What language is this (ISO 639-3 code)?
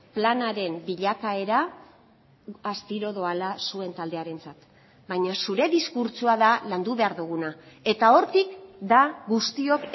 eus